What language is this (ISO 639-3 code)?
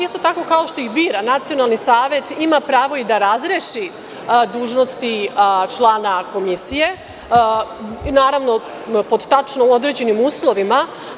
srp